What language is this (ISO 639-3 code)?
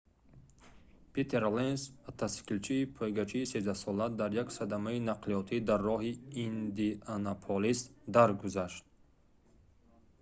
tgk